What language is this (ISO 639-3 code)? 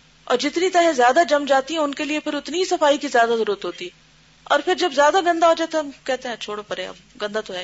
urd